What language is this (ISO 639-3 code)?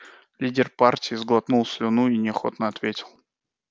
rus